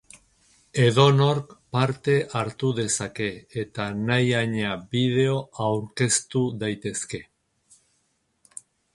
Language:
Basque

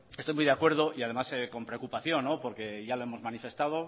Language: Spanish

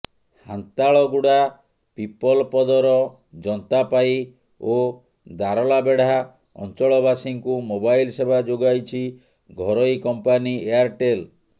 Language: Odia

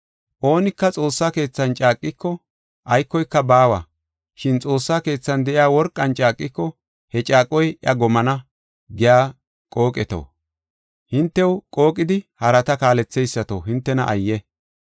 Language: Gofa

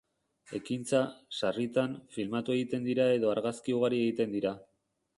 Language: Basque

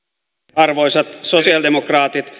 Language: Finnish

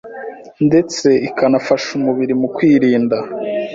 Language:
Kinyarwanda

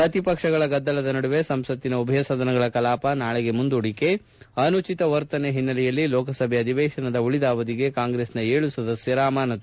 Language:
Kannada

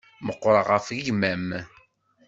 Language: Kabyle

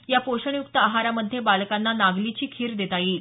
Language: Marathi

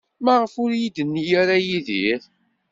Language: Kabyle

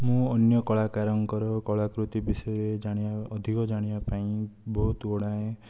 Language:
Odia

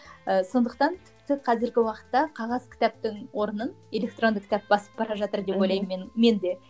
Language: Kazakh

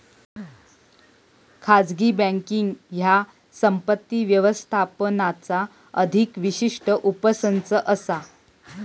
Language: Marathi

